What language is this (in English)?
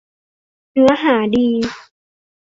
Thai